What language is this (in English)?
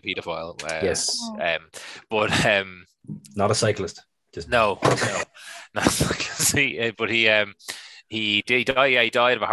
English